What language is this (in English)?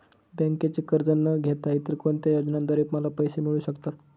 Marathi